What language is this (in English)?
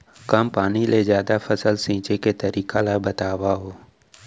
Chhattisgarhi